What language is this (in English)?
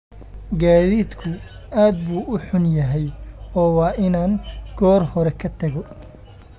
Somali